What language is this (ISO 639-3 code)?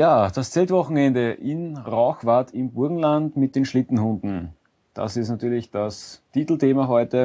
deu